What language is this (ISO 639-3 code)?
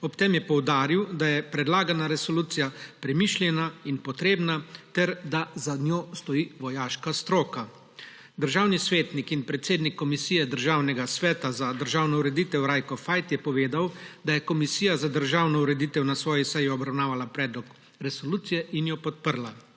slv